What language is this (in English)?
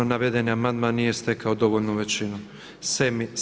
Croatian